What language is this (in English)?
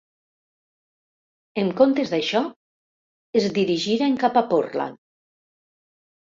Catalan